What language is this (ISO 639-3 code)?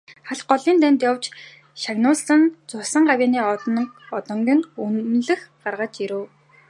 mon